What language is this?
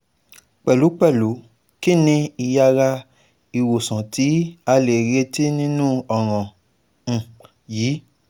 Yoruba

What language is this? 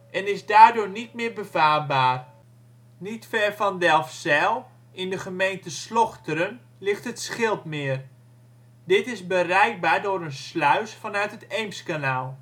Dutch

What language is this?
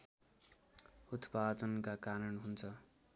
Nepali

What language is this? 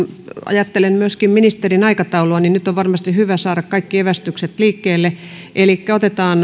Finnish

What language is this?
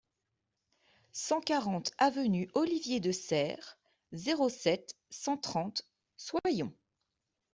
French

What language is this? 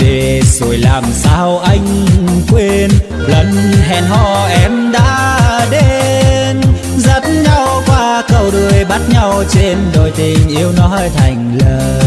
Vietnamese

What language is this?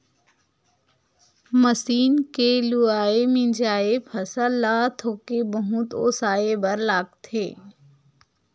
Chhattisgarhi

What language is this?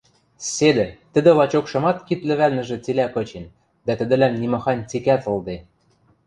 Western Mari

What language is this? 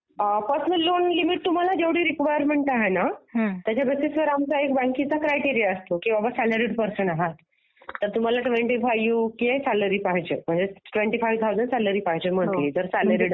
Marathi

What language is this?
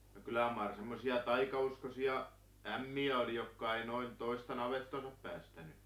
Finnish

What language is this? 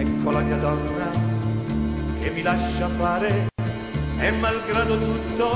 Italian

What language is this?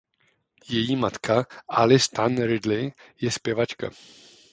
Czech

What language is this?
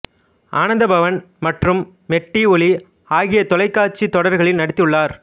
Tamil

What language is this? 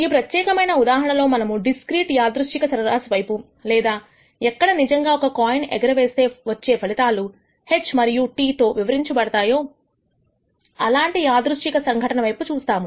Telugu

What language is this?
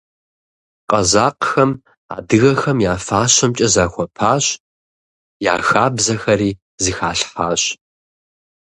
Kabardian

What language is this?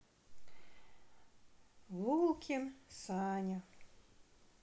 Russian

